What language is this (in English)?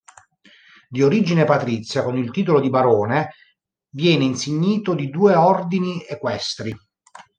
Italian